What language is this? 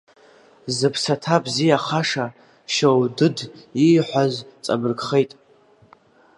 Abkhazian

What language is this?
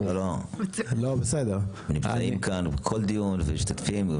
Hebrew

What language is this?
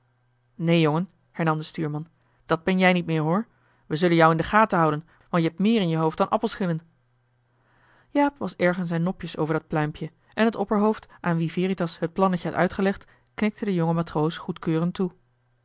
Dutch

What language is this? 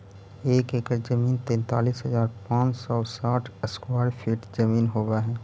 Magahi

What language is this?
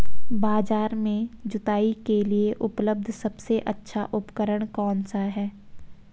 Hindi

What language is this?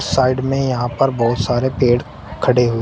Hindi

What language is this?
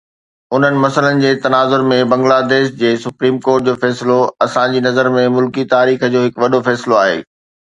Sindhi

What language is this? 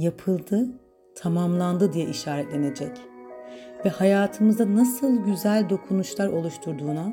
Turkish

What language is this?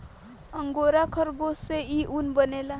Bhojpuri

